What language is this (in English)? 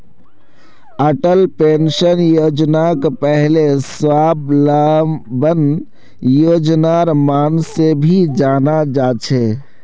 Magahi